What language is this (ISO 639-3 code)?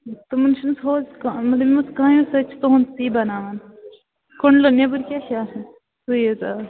kas